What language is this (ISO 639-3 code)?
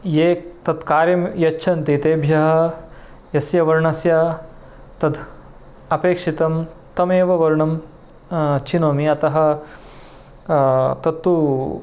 san